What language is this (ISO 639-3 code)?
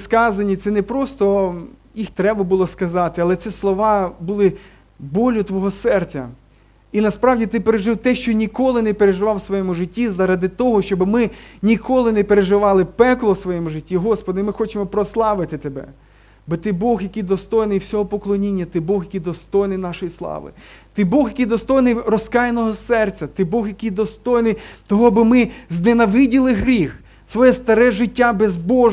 ukr